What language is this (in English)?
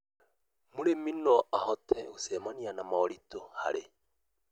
Kikuyu